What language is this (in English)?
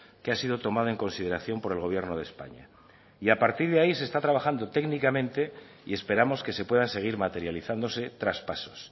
Spanish